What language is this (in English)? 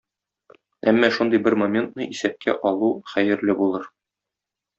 Tatar